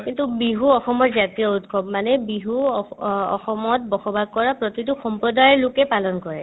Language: Assamese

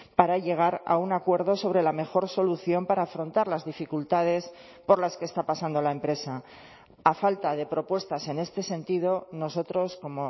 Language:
Spanish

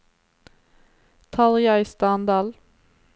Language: Norwegian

